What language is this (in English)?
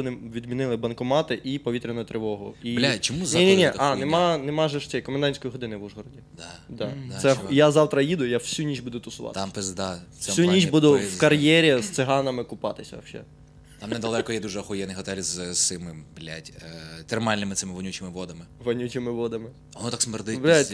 Ukrainian